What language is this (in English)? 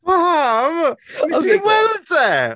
Welsh